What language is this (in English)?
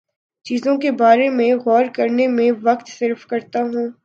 Urdu